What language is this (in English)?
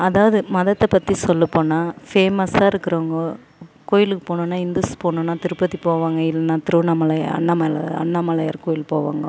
Tamil